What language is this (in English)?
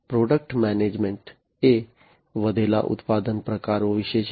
Gujarati